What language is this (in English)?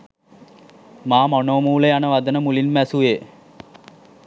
Sinhala